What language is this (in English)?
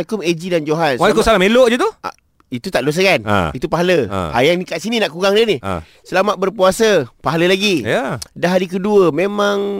Malay